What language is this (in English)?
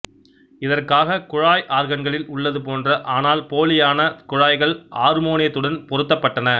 Tamil